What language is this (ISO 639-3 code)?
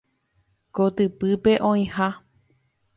grn